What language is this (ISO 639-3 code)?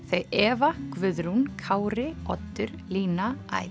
isl